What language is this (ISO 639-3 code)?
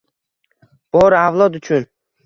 uzb